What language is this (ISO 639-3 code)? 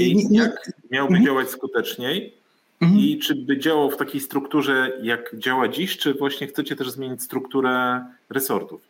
pol